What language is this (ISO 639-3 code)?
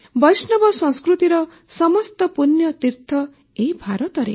ori